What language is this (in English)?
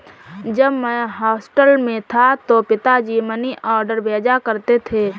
Hindi